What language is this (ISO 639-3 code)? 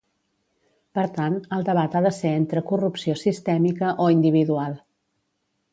cat